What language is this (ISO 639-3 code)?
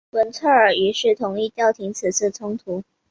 zho